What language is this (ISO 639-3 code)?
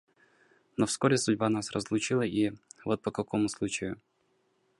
rus